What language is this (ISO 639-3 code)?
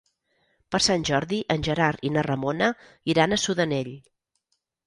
cat